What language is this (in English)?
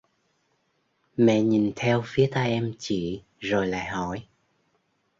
Vietnamese